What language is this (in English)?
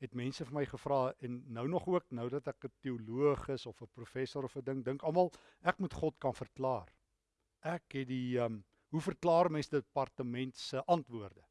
Dutch